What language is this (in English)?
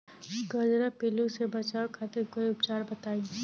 Bhojpuri